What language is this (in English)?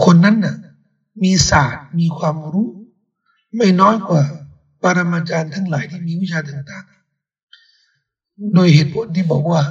Thai